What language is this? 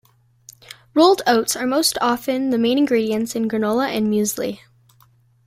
English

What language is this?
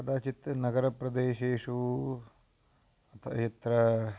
Sanskrit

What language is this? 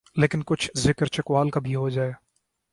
Urdu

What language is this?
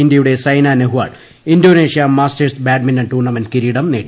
Malayalam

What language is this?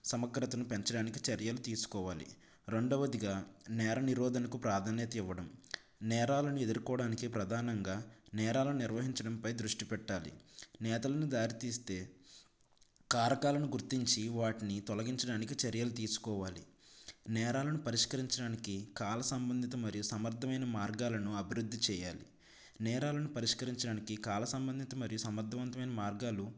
Telugu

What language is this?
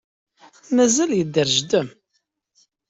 Kabyle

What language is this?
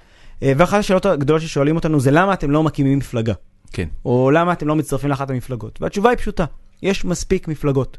Hebrew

